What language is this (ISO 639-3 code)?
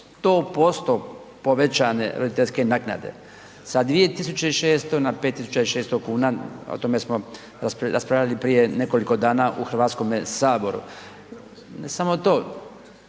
hrv